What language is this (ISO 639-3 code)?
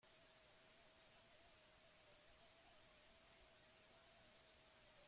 eus